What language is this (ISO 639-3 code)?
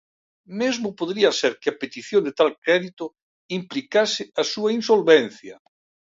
glg